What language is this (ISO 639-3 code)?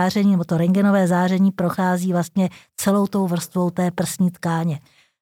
ces